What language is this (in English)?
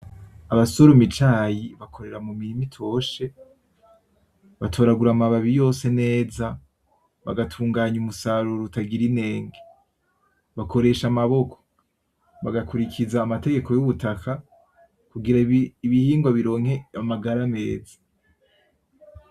Rundi